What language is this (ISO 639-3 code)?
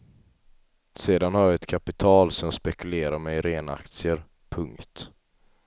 swe